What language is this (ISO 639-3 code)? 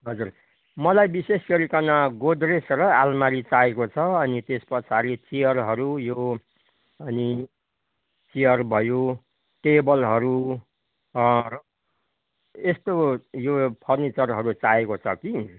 nep